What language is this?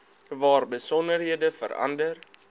Afrikaans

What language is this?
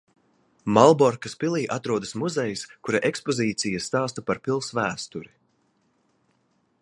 Latvian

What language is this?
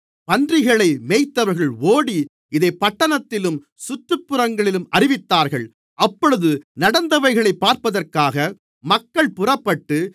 Tamil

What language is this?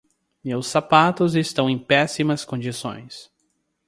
Portuguese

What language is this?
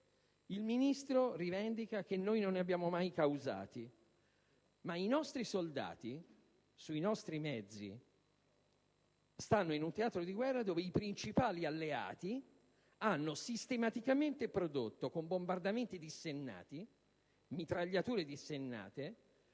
Italian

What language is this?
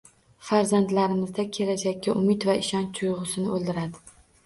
Uzbek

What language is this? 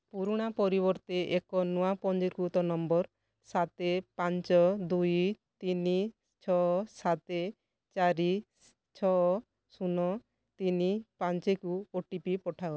Odia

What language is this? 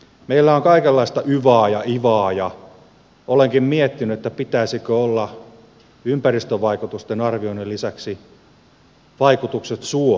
Finnish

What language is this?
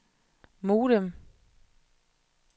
Danish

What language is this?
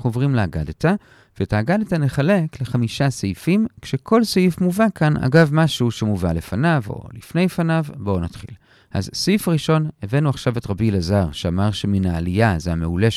Hebrew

